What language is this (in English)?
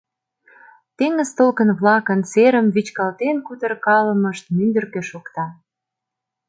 Mari